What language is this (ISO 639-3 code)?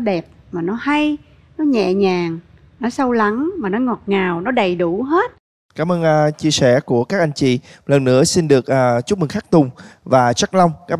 vie